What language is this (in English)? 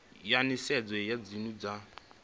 Venda